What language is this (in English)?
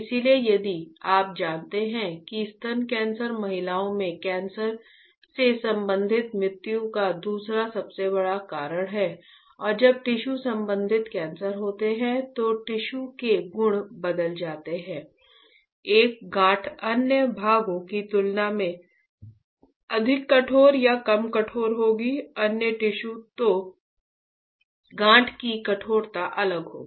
Hindi